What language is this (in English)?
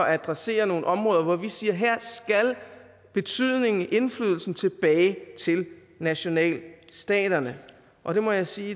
Danish